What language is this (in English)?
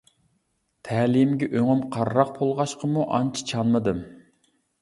Uyghur